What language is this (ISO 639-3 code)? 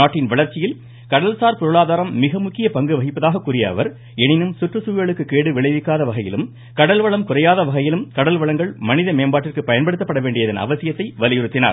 tam